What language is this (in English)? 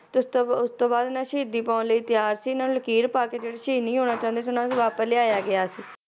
Punjabi